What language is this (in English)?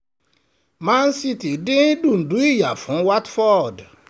Yoruba